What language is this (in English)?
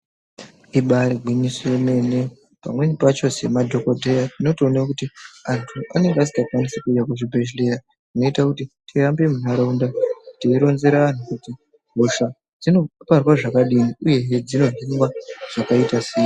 Ndau